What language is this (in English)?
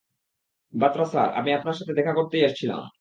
Bangla